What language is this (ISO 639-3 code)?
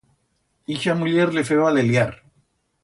arg